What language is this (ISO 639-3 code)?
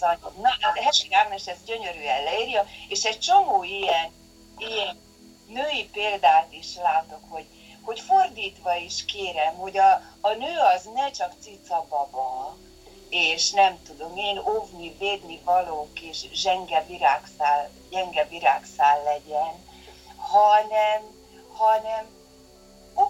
hun